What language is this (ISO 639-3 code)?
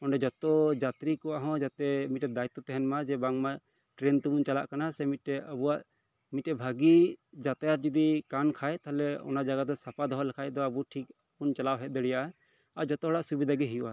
sat